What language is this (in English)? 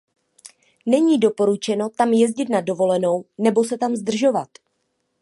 Czech